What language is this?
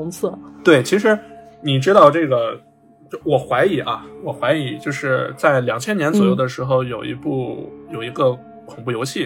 Chinese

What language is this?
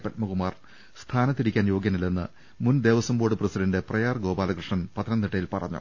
Malayalam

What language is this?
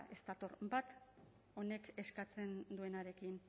Basque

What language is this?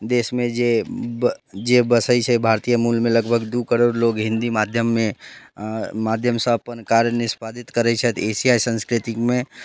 Maithili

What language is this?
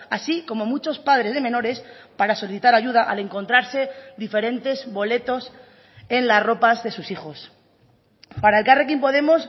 Spanish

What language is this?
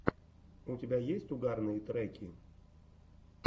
Russian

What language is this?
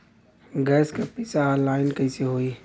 Bhojpuri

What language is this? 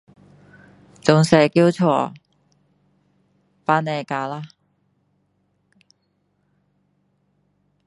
Min Dong Chinese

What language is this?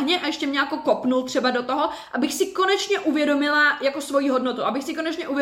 Czech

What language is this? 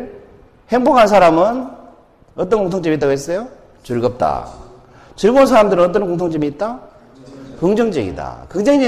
Korean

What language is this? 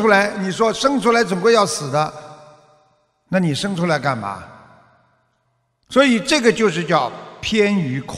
Chinese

